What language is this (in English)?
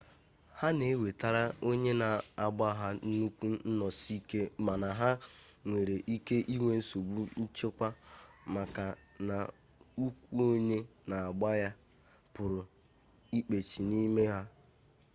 Igbo